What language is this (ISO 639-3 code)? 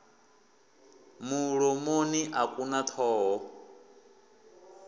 ven